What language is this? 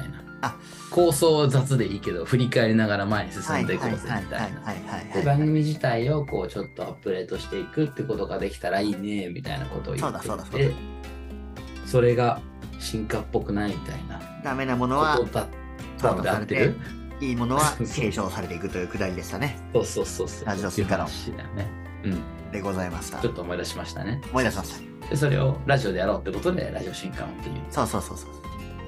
Japanese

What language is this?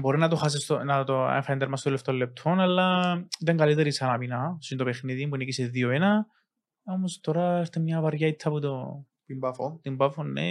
Greek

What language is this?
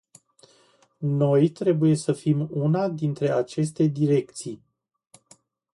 Romanian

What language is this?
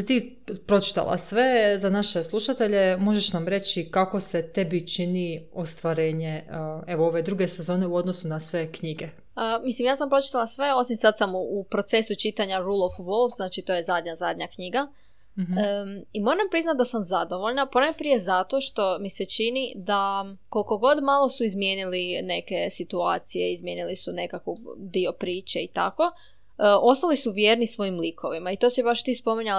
Croatian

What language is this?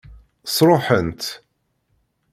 Kabyle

